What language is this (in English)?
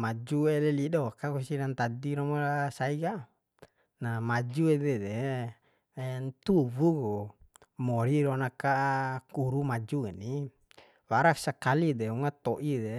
Bima